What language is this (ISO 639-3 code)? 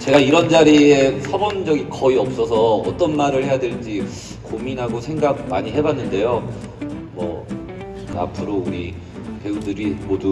kor